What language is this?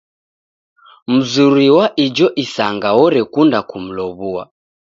Taita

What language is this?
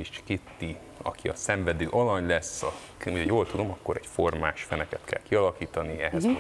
Hungarian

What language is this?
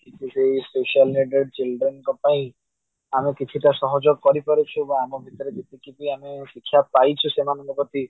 Odia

